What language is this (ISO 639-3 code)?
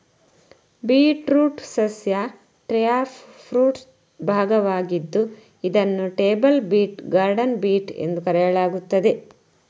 kan